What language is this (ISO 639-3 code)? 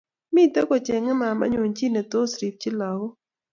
kln